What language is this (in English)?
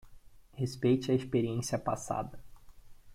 Portuguese